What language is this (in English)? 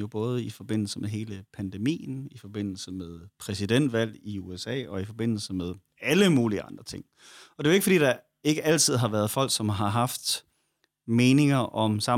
Danish